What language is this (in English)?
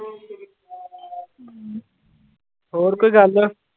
Punjabi